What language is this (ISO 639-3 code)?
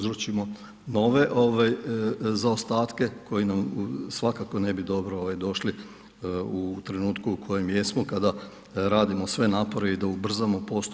hrv